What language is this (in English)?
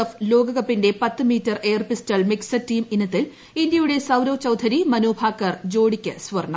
Malayalam